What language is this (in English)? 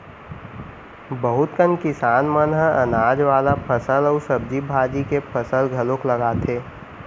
Chhattisgarhi